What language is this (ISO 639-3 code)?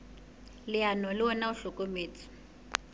sot